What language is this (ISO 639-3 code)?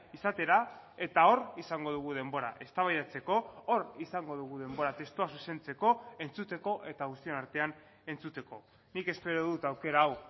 eus